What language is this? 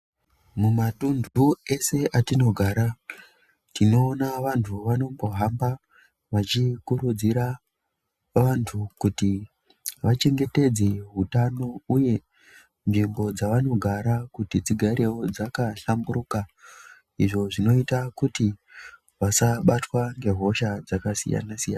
Ndau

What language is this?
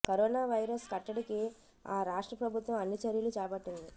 Telugu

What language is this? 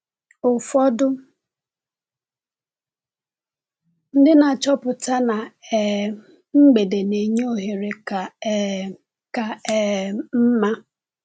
Igbo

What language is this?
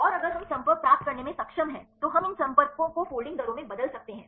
Hindi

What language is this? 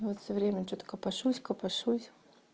Russian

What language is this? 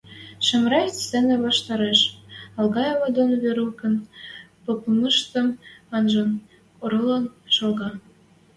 Western Mari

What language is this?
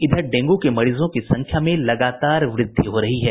Hindi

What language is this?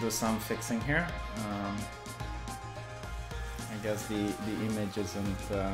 English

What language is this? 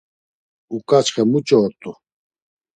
Laz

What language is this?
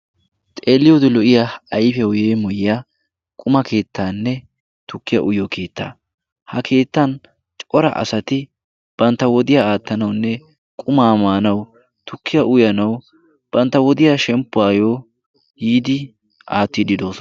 Wolaytta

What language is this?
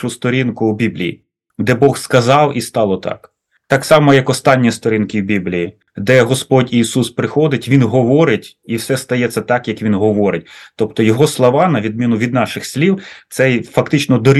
Ukrainian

